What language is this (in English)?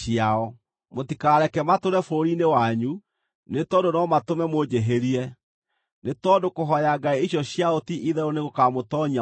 Kikuyu